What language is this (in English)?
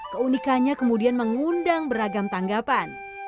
Indonesian